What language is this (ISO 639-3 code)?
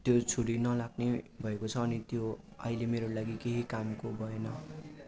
nep